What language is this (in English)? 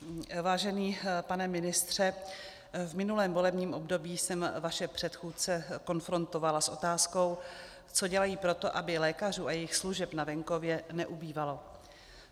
Czech